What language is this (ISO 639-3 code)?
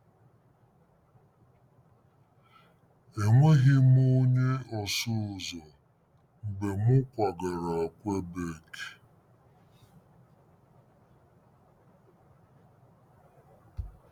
ibo